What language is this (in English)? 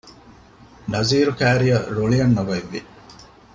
Divehi